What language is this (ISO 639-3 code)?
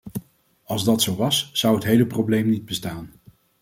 nld